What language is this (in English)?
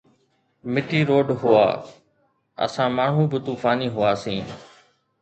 Sindhi